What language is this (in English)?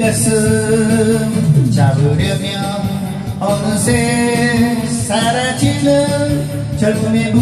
Portuguese